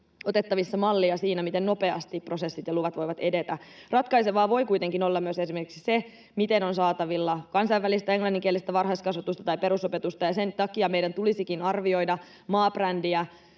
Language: Finnish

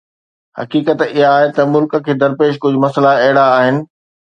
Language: Sindhi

